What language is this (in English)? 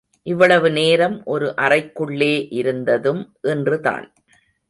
Tamil